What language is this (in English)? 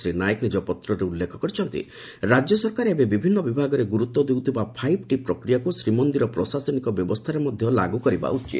Odia